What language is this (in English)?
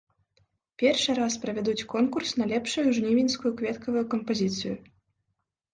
Belarusian